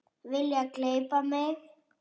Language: Icelandic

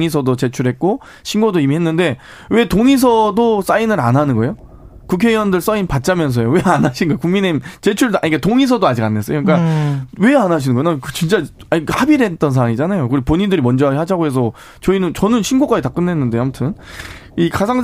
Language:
Korean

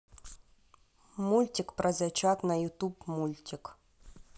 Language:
Russian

